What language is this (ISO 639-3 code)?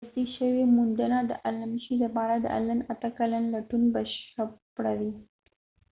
pus